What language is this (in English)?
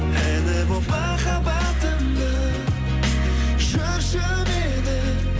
Kazakh